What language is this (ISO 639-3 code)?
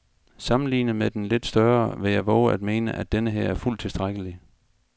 dan